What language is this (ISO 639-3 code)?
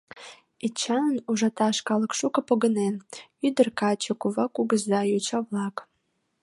chm